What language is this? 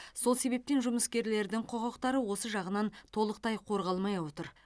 Kazakh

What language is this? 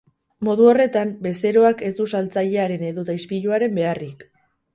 Basque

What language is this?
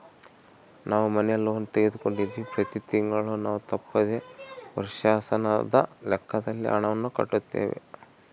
Kannada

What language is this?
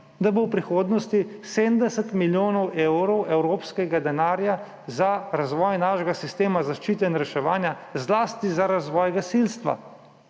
Slovenian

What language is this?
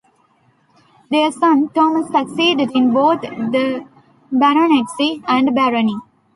English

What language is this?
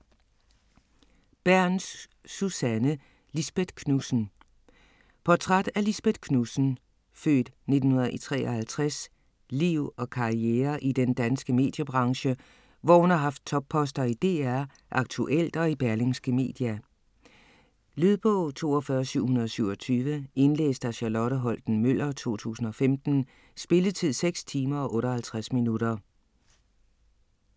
Danish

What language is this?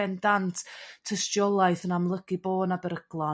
Welsh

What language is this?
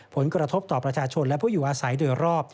Thai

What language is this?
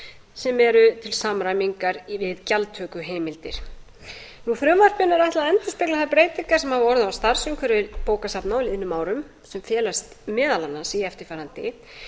Icelandic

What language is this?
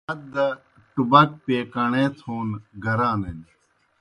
Kohistani Shina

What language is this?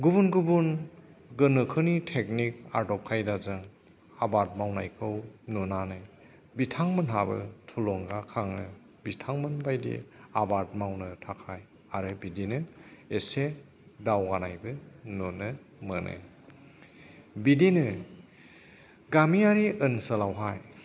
Bodo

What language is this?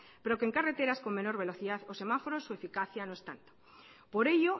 Spanish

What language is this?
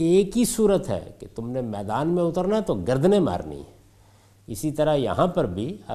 Urdu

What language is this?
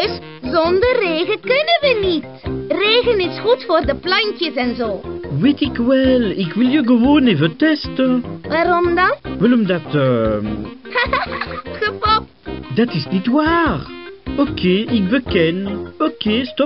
Dutch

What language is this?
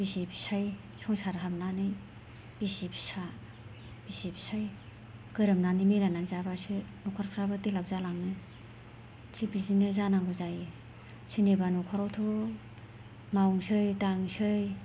Bodo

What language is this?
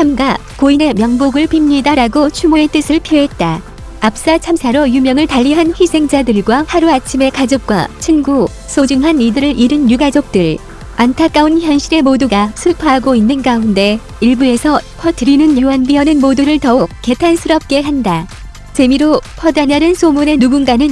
Korean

